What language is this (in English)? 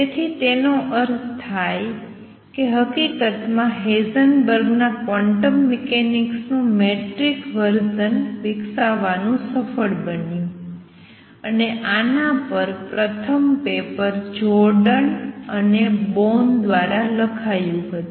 Gujarati